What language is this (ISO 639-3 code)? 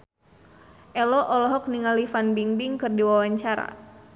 sun